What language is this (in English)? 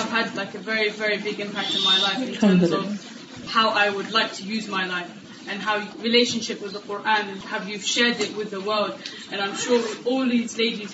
Urdu